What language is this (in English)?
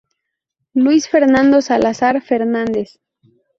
Spanish